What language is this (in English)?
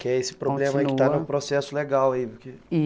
Portuguese